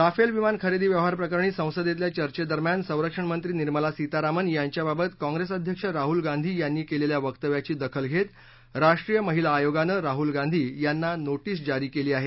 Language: Marathi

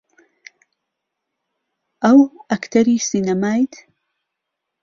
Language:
Central Kurdish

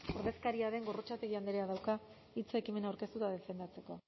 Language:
Basque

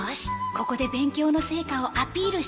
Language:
Japanese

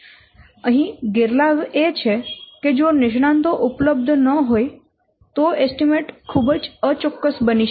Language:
Gujarati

